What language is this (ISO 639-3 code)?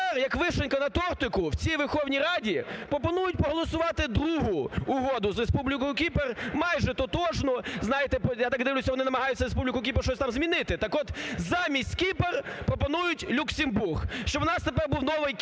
ukr